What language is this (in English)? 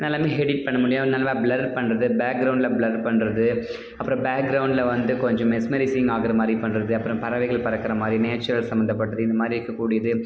Tamil